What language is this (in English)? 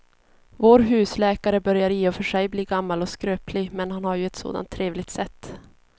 Swedish